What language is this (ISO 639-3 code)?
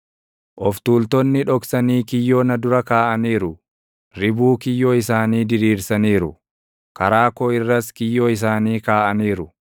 orm